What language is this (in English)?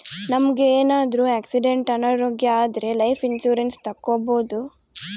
Kannada